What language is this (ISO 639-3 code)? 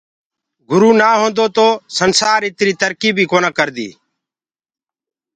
ggg